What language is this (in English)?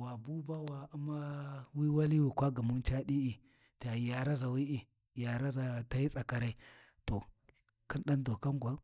Warji